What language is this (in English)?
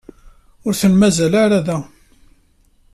Kabyle